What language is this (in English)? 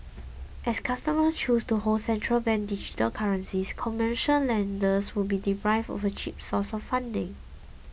English